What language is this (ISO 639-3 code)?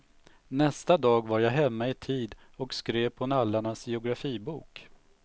swe